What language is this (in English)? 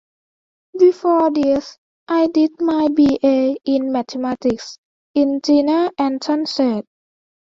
English